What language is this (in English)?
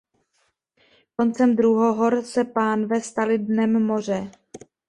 Czech